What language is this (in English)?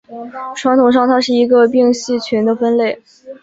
Chinese